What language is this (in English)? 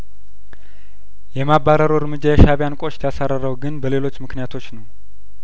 Amharic